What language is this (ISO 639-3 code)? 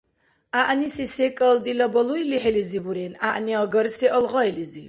dar